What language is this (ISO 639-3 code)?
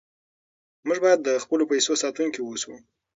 pus